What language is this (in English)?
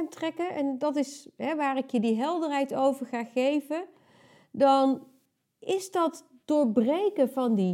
Dutch